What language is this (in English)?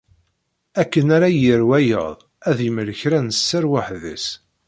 Kabyle